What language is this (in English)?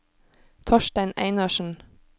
Norwegian